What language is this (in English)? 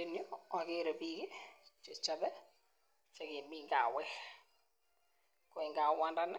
Kalenjin